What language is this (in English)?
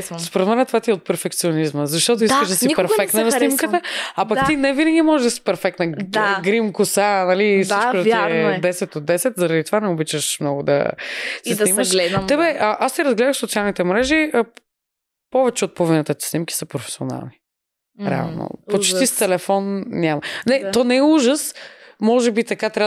Bulgarian